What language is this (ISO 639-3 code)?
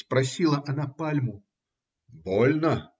rus